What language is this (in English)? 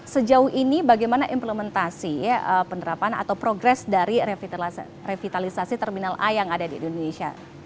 Indonesian